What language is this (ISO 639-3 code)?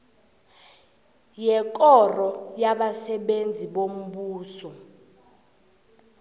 nbl